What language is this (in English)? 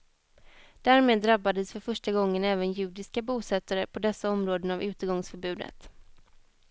Swedish